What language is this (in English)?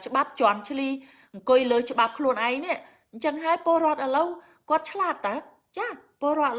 Vietnamese